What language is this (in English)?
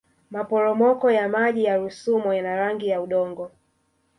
Swahili